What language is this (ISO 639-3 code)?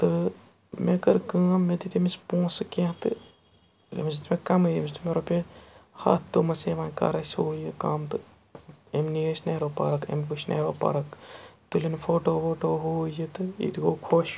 kas